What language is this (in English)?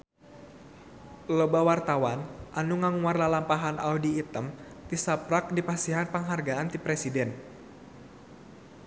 Sundanese